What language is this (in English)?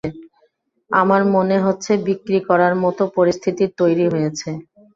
Bangla